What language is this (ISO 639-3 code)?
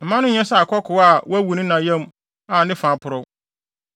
aka